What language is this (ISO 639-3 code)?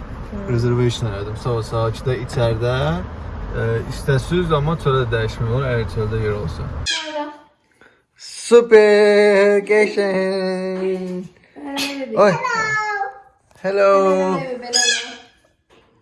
tur